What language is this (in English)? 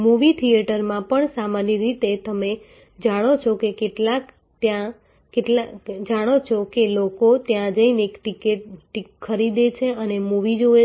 Gujarati